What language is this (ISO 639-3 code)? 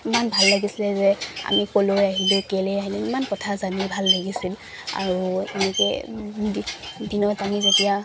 asm